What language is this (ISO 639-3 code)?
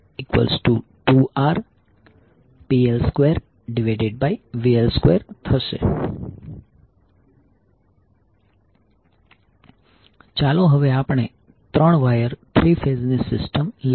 guj